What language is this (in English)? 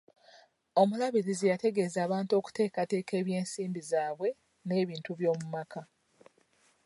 Ganda